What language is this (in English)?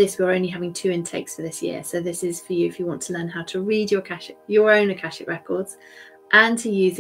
English